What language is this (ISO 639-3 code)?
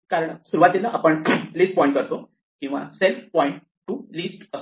mar